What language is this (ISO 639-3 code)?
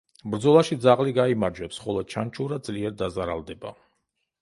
kat